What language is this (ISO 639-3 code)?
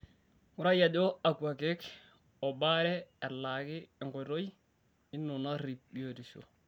mas